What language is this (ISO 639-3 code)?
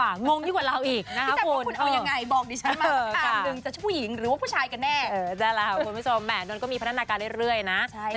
tha